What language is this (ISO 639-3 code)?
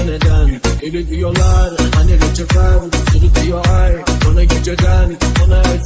tur